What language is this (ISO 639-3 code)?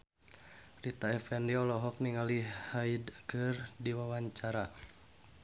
sun